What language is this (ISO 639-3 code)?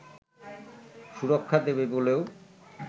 ben